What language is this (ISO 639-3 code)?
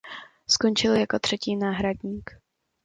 ces